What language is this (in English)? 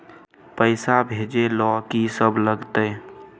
Maithili